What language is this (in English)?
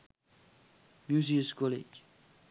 Sinhala